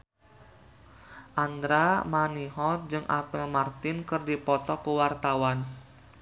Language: Sundanese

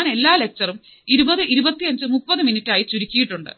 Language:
Malayalam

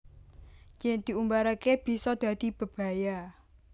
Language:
Javanese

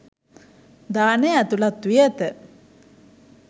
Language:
Sinhala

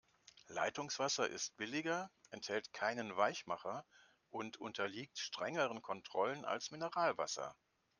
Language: German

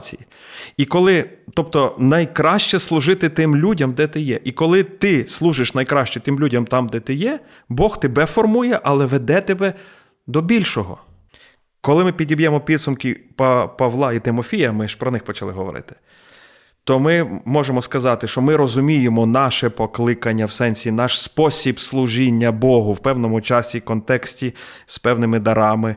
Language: Ukrainian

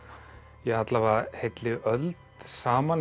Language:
Icelandic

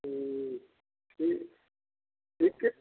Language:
Maithili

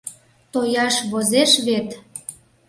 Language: Mari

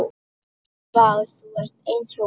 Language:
Icelandic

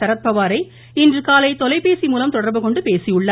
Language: Tamil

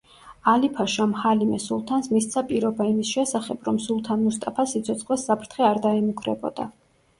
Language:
Georgian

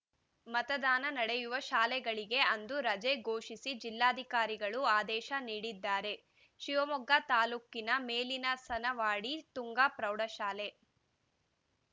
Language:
Kannada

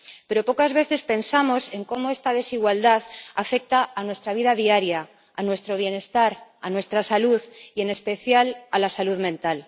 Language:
Spanish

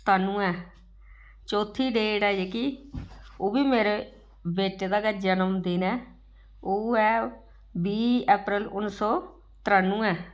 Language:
Dogri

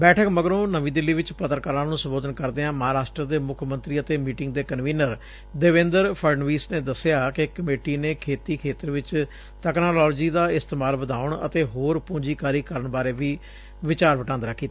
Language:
Punjabi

